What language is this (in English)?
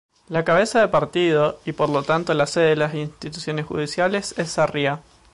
Spanish